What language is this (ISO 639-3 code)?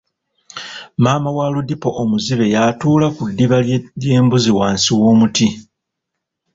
lug